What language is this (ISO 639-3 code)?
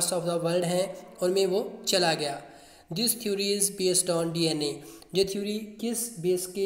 hin